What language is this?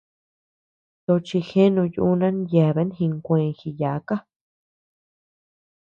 Tepeuxila Cuicatec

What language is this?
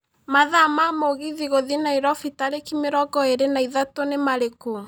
Kikuyu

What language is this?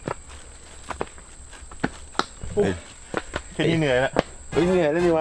Thai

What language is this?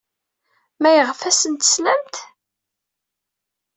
Kabyle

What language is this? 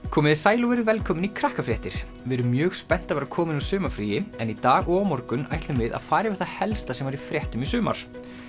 Icelandic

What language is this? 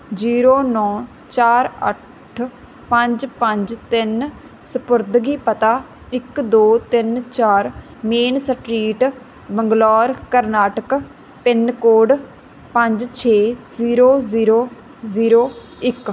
Punjabi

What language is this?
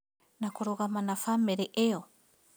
Kikuyu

